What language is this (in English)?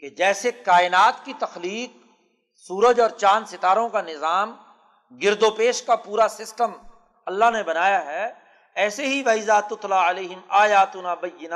Urdu